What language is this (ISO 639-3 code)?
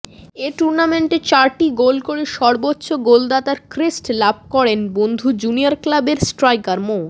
ben